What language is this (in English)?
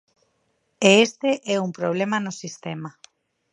Galician